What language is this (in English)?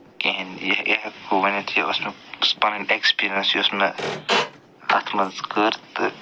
Kashmiri